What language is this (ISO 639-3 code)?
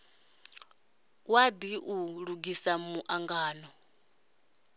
ven